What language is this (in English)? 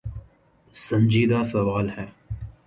Urdu